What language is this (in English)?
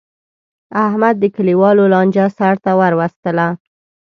Pashto